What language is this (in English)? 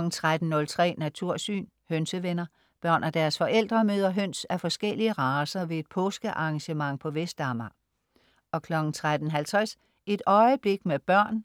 Danish